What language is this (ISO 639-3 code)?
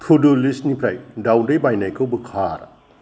brx